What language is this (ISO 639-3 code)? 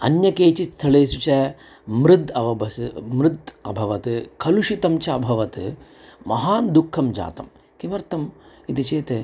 san